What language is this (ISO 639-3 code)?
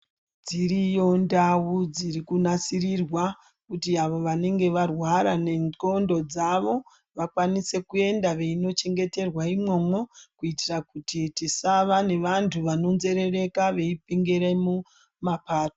ndc